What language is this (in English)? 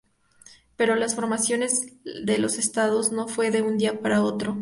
Spanish